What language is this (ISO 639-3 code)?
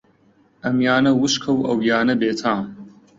ckb